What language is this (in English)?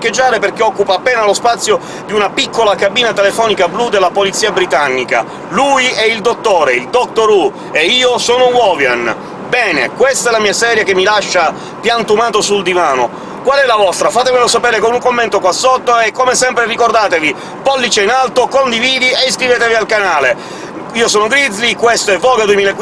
Italian